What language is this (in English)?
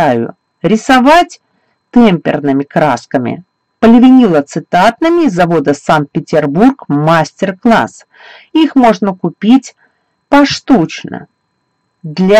Russian